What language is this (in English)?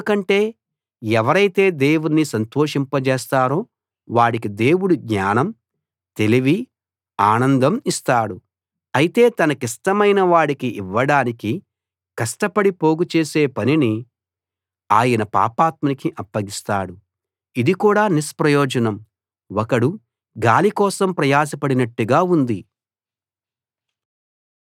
Telugu